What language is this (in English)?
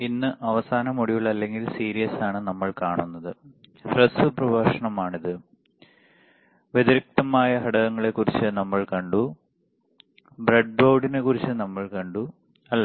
Malayalam